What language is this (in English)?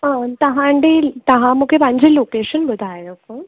Sindhi